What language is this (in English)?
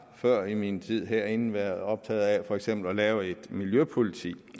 Danish